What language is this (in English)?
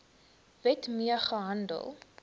Afrikaans